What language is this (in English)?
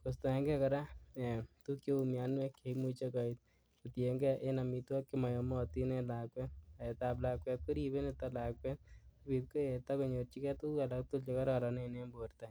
Kalenjin